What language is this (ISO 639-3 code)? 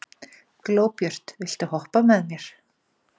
isl